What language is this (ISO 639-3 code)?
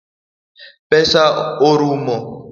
luo